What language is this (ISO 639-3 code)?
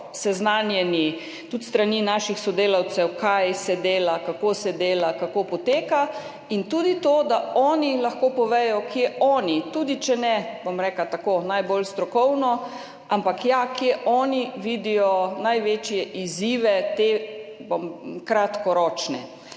slv